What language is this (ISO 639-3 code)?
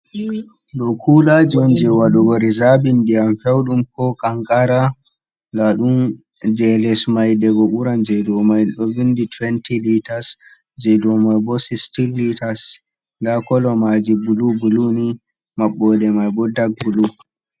ful